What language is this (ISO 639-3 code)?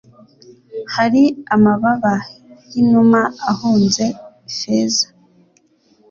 kin